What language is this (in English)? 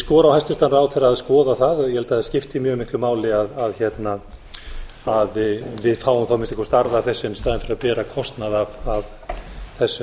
Icelandic